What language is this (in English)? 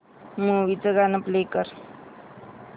Marathi